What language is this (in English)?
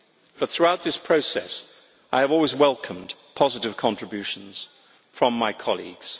English